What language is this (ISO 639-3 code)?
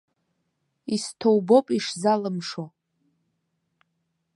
abk